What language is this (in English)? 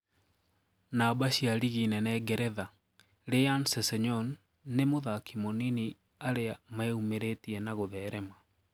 Kikuyu